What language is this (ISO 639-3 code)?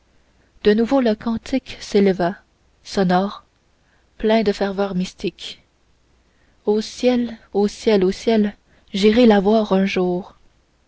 fra